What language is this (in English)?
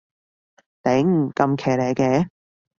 Cantonese